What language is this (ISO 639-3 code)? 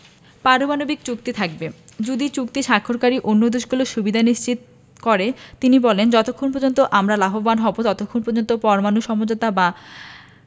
ben